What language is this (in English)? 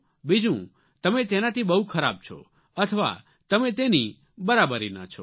Gujarati